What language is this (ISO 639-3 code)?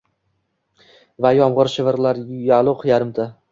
uzb